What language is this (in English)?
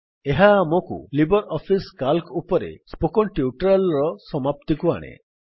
Odia